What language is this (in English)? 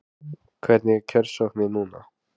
Icelandic